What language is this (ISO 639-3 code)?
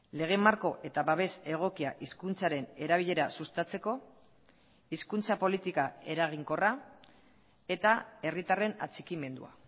eus